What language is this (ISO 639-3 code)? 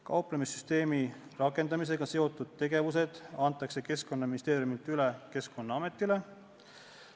est